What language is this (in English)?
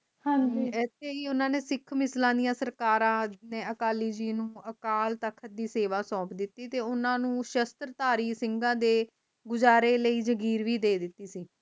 Punjabi